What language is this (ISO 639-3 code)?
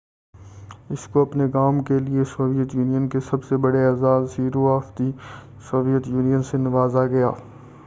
urd